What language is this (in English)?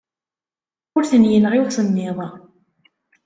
Kabyle